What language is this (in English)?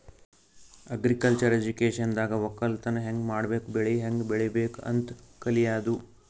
Kannada